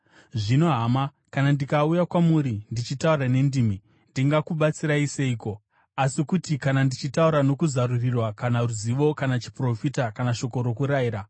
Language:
Shona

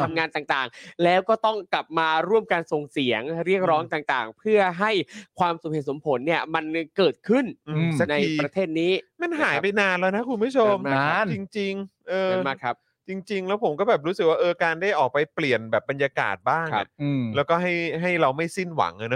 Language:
Thai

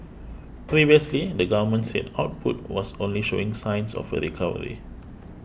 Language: English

